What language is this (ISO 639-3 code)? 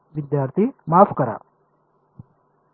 mar